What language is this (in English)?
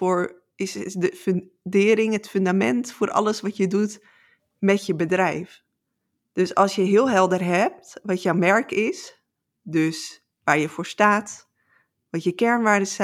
Dutch